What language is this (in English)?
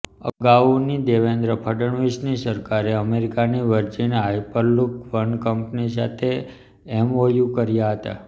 Gujarati